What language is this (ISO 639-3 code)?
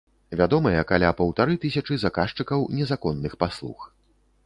bel